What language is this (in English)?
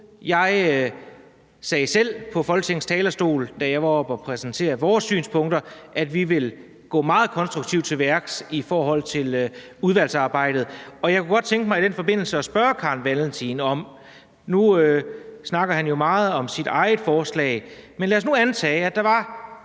Danish